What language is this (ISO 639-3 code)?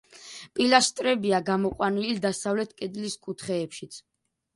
kat